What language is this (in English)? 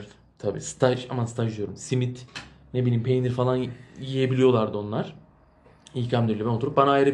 Turkish